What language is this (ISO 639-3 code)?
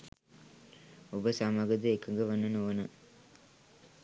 sin